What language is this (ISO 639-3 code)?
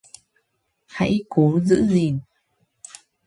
vie